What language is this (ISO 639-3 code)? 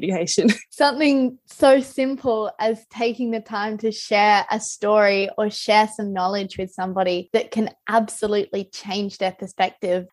eng